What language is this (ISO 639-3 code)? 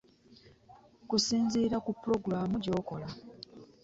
lug